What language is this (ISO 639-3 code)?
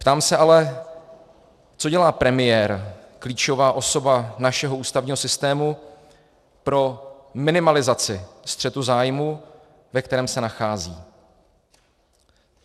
ces